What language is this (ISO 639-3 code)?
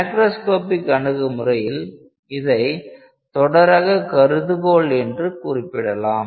tam